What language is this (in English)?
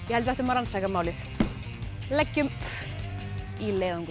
Icelandic